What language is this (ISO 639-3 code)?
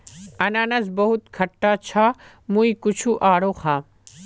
mag